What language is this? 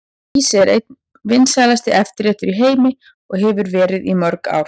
Icelandic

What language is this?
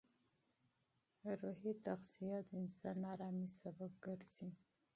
Pashto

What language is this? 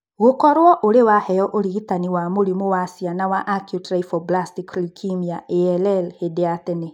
Kikuyu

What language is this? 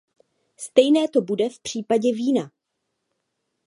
Czech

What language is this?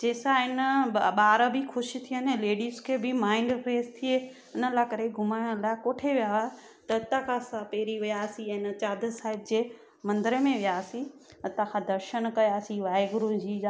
Sindhi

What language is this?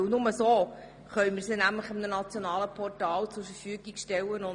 Swiss German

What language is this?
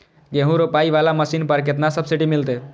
Maithili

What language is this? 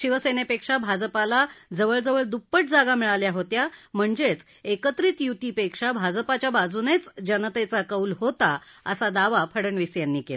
Marathi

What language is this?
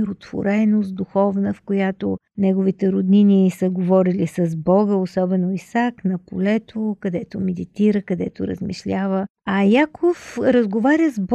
Bulgarian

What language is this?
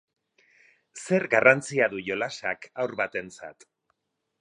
Basque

